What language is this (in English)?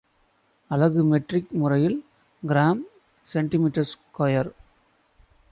Tamil